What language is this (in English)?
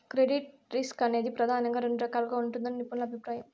Telugu